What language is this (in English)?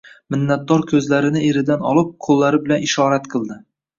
Uzbek